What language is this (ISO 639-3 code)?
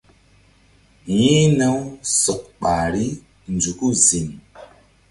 mdd